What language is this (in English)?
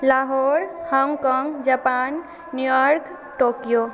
Maithili